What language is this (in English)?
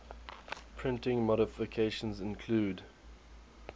English